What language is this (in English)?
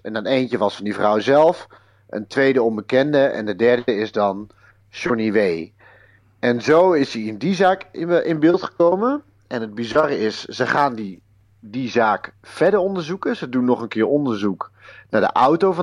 Dutch